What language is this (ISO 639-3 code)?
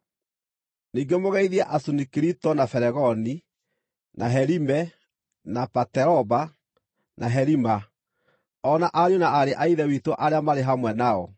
kik